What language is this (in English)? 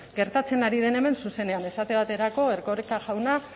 Basque